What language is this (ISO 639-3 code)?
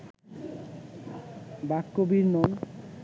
ben